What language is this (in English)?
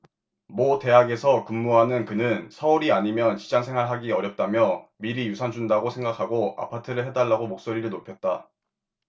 Korean